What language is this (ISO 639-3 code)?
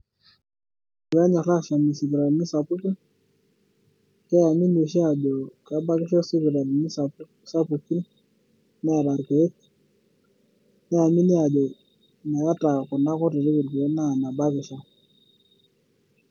mas